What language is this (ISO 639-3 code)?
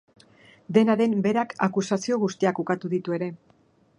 eus